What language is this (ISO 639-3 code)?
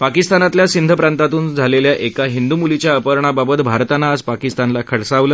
mar